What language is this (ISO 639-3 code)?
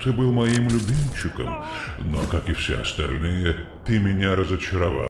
rus